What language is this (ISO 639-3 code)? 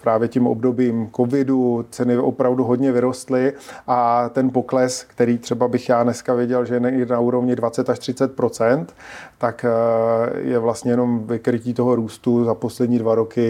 ces